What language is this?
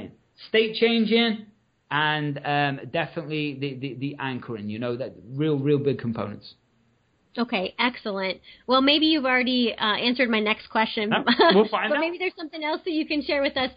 English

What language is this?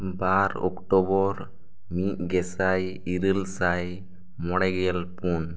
Santali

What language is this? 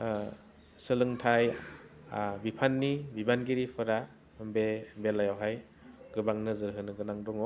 Bodo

